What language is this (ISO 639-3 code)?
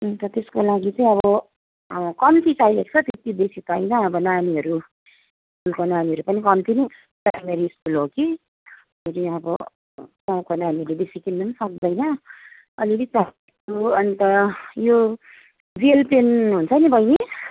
nep